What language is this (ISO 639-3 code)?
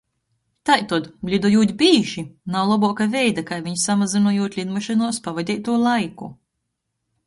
ltg